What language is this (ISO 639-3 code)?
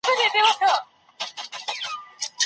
pus